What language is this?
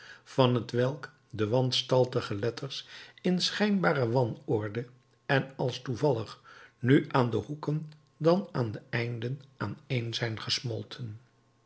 Dutch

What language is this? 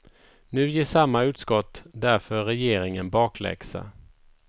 Swedish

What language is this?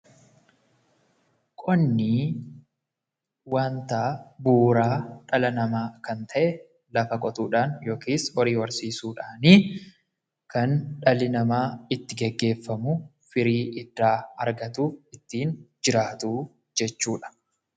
Oromo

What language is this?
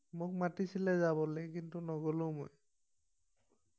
Assamese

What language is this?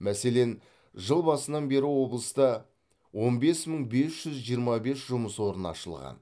Kazakh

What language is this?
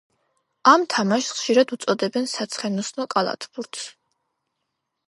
Georgian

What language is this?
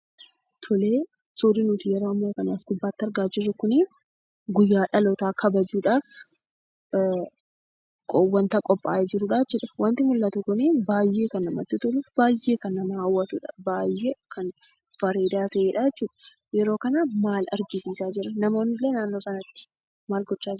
Oromo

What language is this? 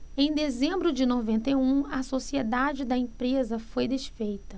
Portuguese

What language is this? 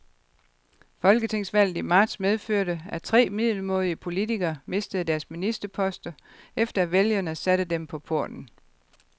Danish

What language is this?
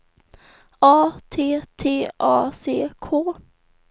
Swedish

